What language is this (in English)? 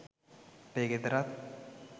Sinhala